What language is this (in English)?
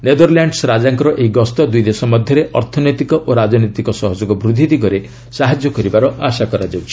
Odia